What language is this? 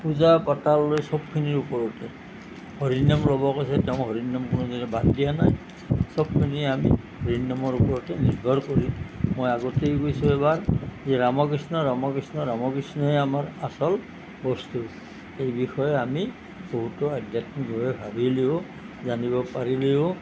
Assamese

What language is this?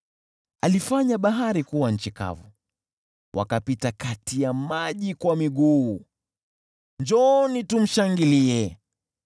Swahili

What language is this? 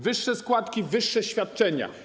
Polish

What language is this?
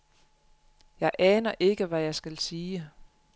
Danish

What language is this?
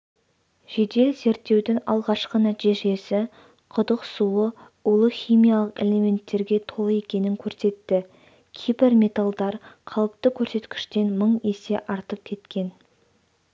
Kazakh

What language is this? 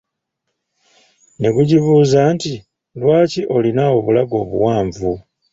Ganda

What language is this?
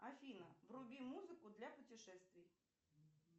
Russian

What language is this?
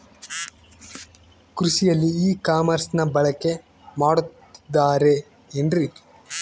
Kannada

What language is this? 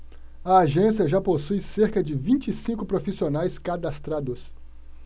Portuguese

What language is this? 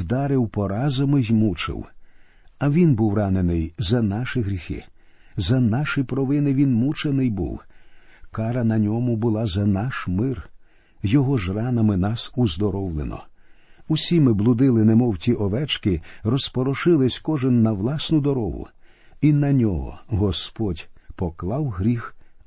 Ukrainian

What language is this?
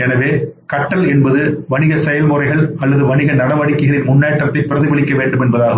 Tamil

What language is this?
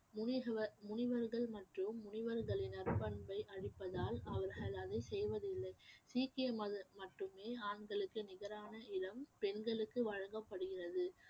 Tamil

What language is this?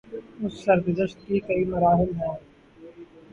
Urdu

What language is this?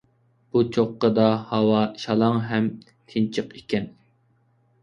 Uyghur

